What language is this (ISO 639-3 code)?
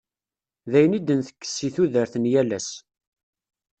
kab